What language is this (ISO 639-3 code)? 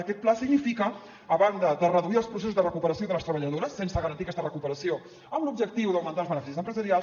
cat